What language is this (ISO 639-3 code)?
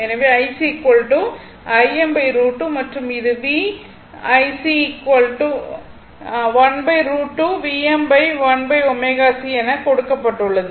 tam